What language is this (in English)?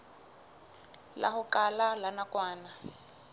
Southern Sotho